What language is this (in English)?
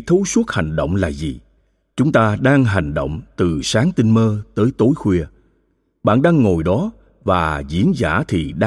Vietnamese